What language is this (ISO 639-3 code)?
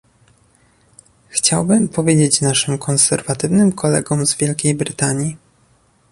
pol